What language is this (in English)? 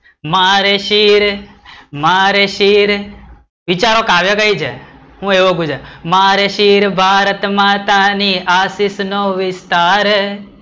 Gujarati